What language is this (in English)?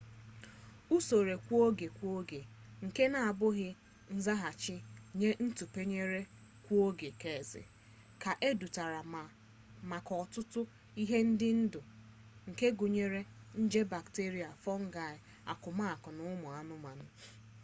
Igbo